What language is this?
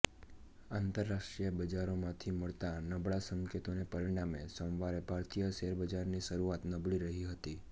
Gujarati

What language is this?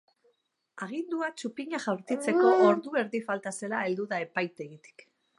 Basque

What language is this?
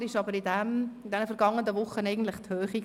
Swiss German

